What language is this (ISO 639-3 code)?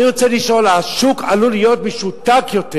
heb